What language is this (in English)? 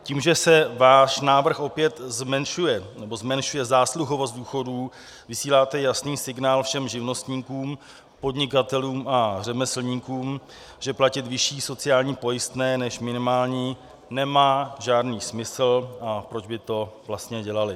Czech